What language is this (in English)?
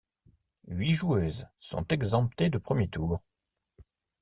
French